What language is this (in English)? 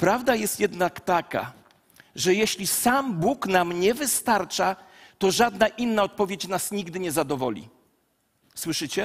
Polish